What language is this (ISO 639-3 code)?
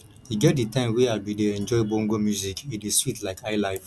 pcm